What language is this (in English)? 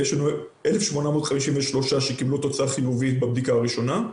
Hebrew